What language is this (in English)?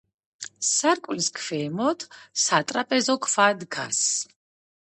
Georgian